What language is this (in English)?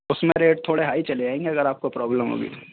Urdu